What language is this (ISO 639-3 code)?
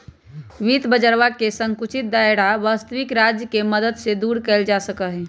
mag